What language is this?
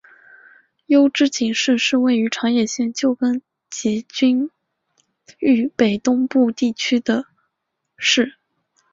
Chinese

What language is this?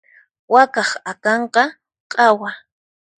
Puno Quechua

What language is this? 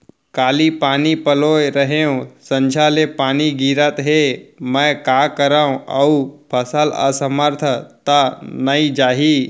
Chhattisgarhi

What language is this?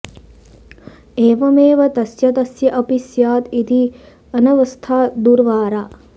Sanskrit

